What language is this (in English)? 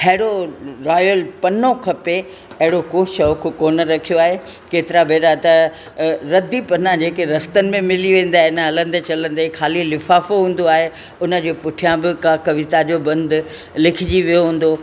Sindhi